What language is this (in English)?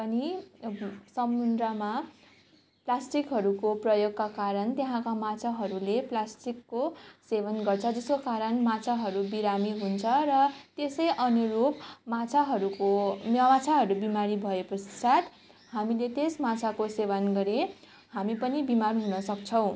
Nepali